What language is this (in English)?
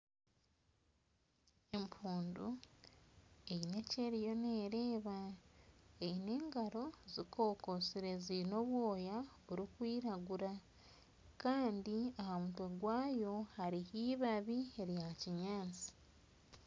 Nyankole